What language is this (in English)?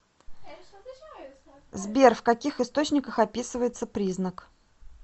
Russian